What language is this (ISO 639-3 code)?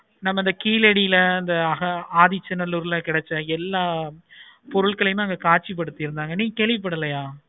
tam